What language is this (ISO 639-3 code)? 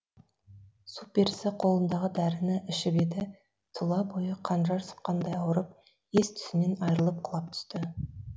kaz